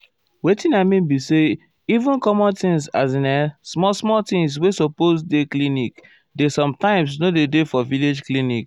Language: Nigerian Pidgin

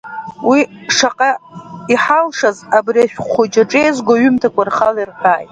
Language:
Abkhazian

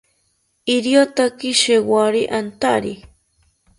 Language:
South Ucayali Ashéninka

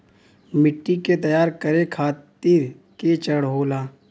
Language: Bhojpuri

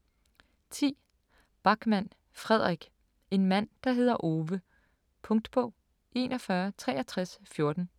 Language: Danish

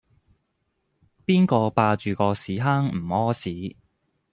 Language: Cantonese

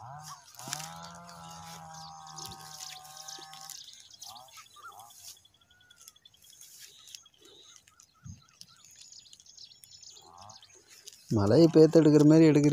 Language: Turkish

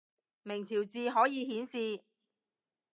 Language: Cantonese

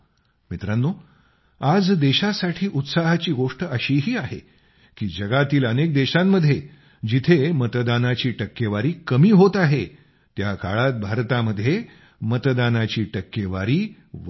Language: Marathi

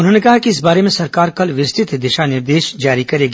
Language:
Hindi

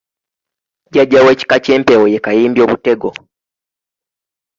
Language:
Ganda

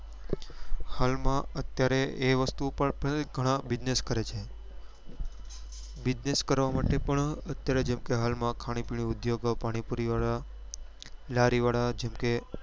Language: Gujarati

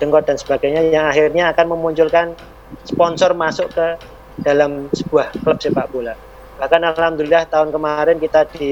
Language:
Indonesian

